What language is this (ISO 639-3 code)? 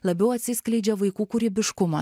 lit